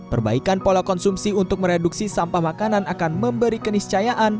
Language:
Indonesian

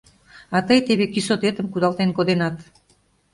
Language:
Mari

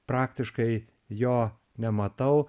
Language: Lithuanian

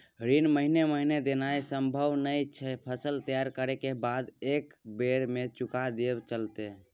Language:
Maithili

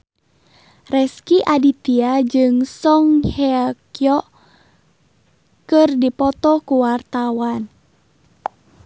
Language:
Sundanese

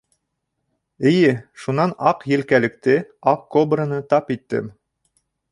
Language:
Bashkir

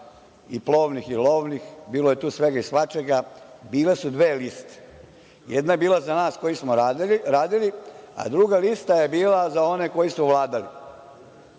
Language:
Serbian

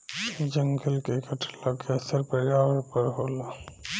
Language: Bhojpuri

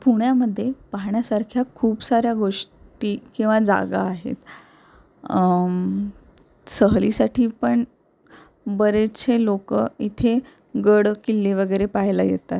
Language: Marathi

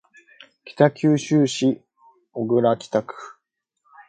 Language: Japanese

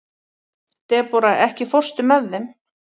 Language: Icelandic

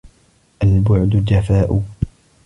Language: Arabic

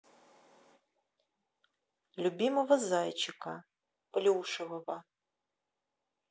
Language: Russian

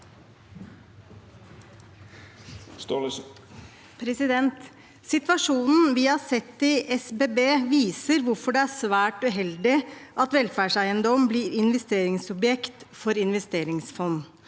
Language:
Norwegian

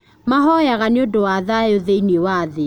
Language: Kikuyu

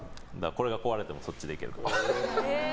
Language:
Japanese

